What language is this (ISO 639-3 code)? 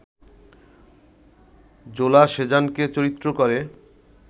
ben